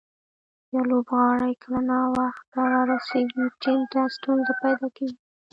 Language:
Pashto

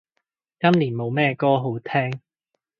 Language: Cantonese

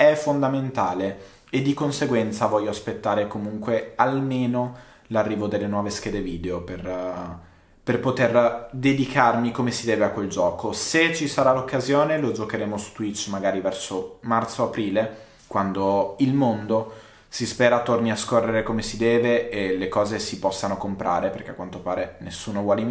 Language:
Italian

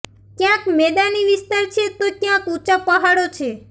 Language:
Gujarati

